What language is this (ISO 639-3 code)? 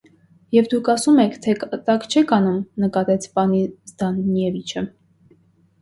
hye